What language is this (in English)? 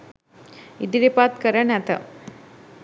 Sinhala